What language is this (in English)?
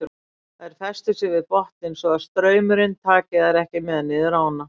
Icelandic